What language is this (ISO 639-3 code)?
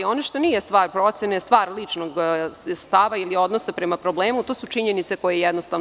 srp